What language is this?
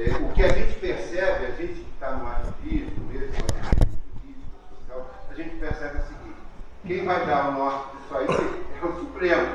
Portuguese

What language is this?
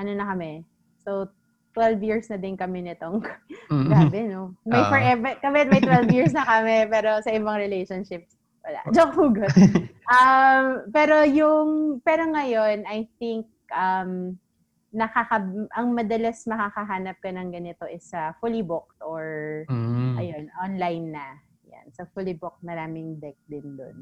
Filipino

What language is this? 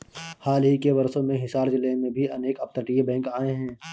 Hindi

